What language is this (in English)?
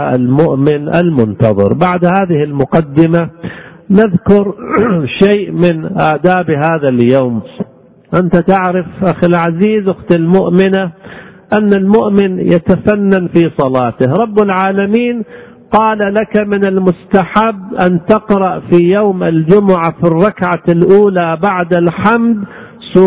Arabic